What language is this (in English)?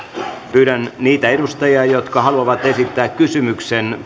Finnish